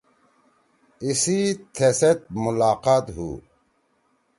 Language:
Torwali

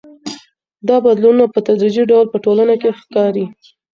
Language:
Pashto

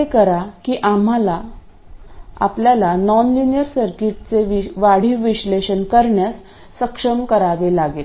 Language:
Marathi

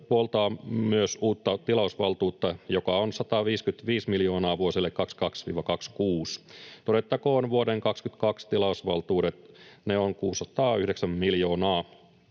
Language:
Finnish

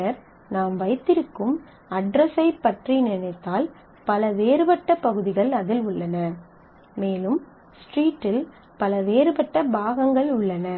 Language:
Tamil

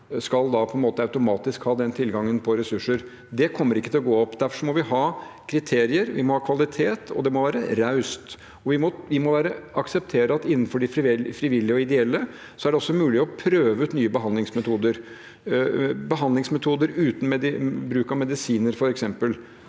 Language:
Norwegian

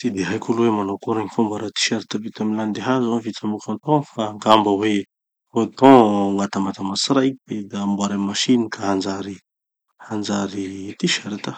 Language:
Tanosy Malagasy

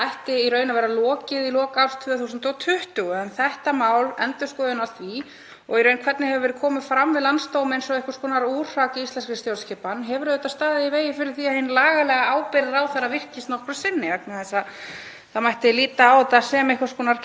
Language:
Icelandic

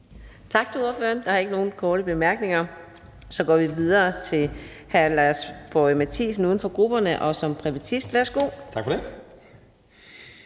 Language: Danish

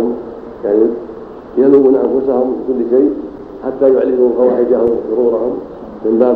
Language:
Arabic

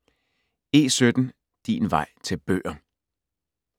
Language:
Danish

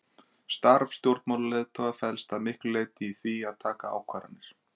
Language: Icelandic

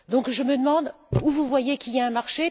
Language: French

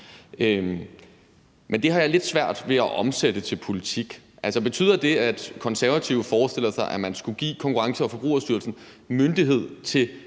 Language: Danish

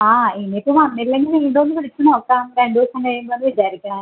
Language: Malayalam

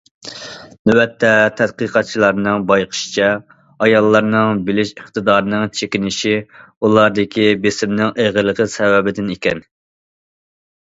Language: Uyghur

